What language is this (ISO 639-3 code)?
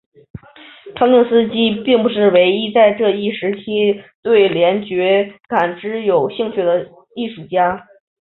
zho